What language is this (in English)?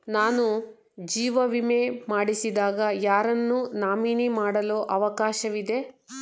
Kannada